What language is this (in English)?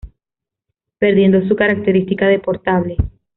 Spanish